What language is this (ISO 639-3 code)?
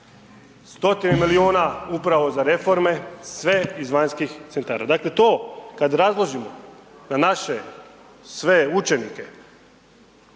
hrv